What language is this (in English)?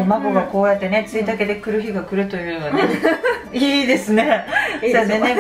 Japanese